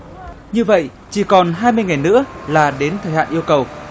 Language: Vietnamese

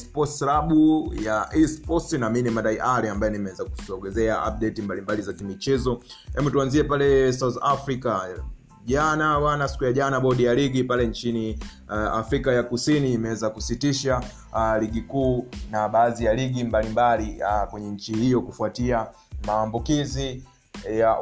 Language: Swahili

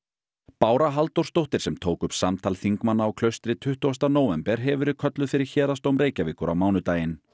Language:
Icelandic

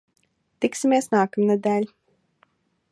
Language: Latvian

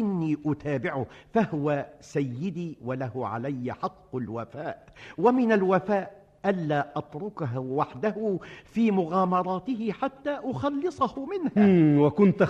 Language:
Arabic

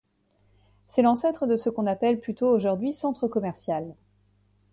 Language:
French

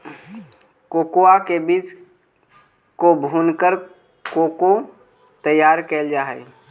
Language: Magahi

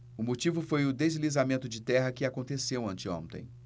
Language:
Portuguese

